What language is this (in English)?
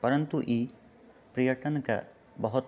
Maithili